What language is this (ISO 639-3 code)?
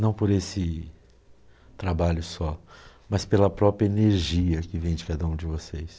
por